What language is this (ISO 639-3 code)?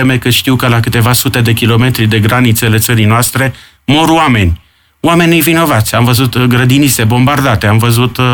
ron